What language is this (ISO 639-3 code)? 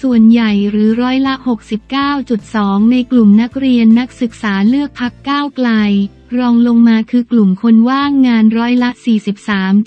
tha